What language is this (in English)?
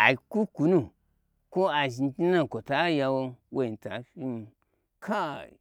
Gbagyi